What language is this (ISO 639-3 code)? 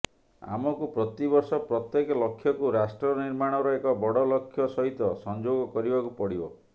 ori